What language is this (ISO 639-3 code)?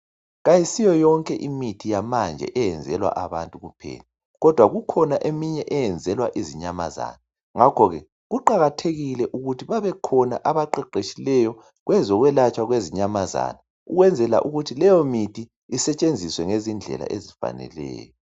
nde